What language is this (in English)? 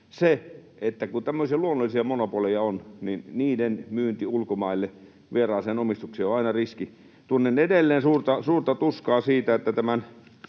Finnish